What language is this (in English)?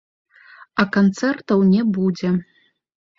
Belarusian